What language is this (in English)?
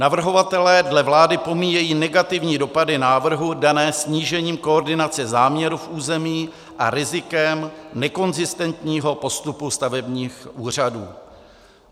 Czech